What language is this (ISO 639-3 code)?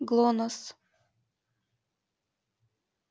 rus